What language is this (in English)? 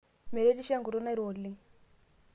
Masai